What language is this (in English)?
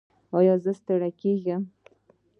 Pashto